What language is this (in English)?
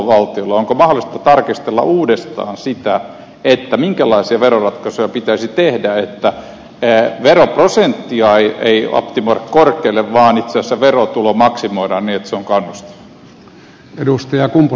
Finnish